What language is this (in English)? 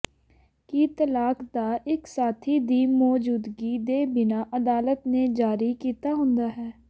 Punjabi